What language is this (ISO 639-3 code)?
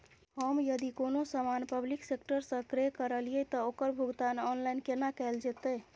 mai